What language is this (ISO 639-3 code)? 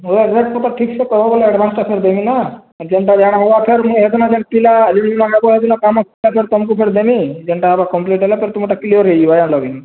ori